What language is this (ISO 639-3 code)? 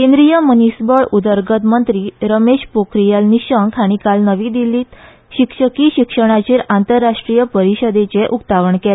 kok